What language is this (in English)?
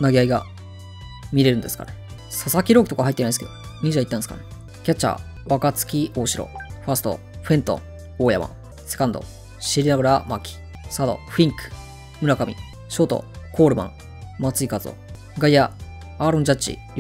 Japanese